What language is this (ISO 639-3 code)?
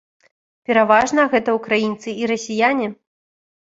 bel